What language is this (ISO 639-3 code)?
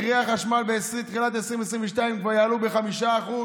heb